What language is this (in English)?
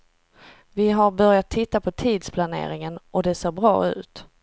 Swedish